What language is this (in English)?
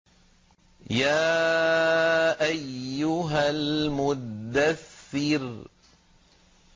Arabic